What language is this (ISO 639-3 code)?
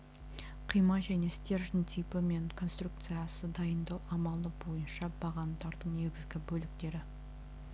kaz